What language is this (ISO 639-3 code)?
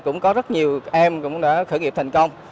vie